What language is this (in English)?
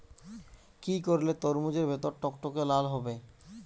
Bangla